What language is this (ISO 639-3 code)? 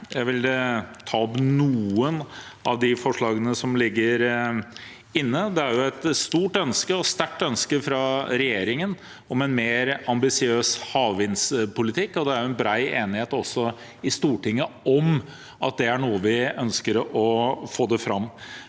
nor